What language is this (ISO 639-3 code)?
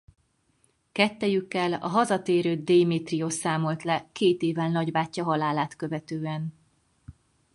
hun